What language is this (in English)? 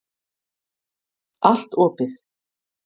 Icelandic